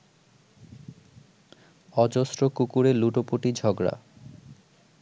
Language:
Bangla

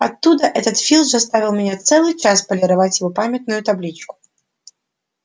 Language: Russian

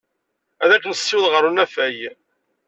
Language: Kabyle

